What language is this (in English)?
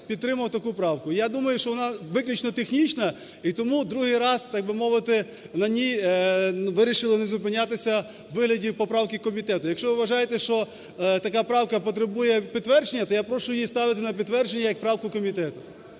Ukrainian